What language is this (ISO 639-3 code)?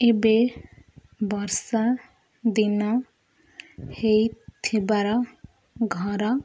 ori